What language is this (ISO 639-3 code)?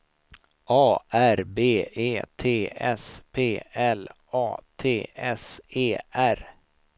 swe